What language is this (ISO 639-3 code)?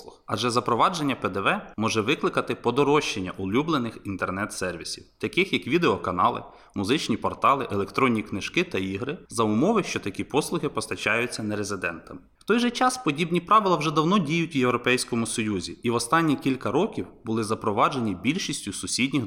ukr